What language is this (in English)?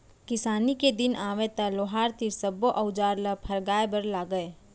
Chhattisgarhi